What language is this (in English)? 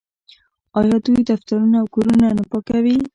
Pashto